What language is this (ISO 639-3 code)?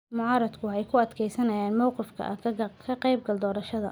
som